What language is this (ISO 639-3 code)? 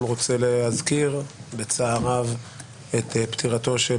heb